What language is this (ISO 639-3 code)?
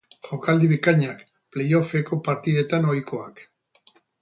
eus